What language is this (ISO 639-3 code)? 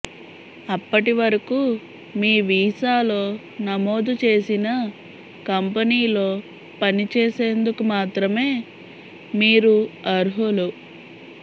tel